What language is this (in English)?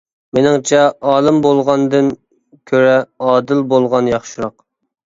Uyghur